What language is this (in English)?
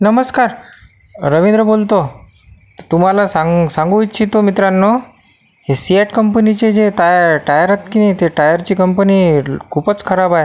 Marathi